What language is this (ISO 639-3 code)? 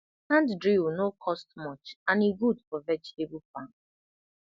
pcm